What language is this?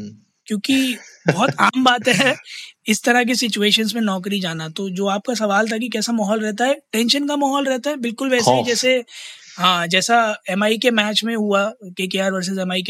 Hindi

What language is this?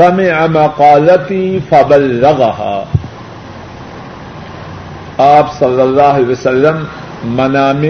Urdu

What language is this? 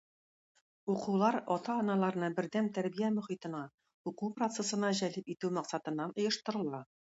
Tatar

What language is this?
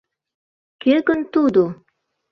Mari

